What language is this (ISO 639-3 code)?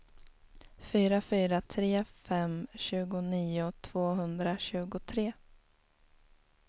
swe